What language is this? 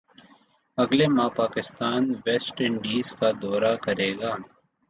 Urdu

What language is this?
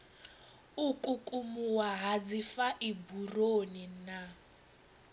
Venda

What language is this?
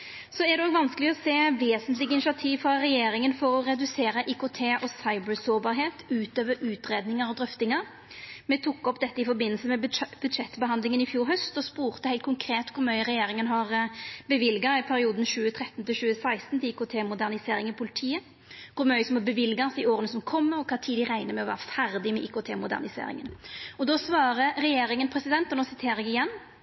Norwegian Nynorsk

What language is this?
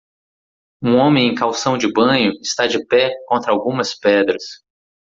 Portuguese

